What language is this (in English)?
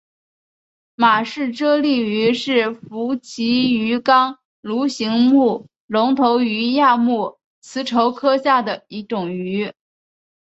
Chinese